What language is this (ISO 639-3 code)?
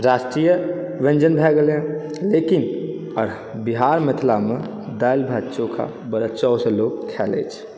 mai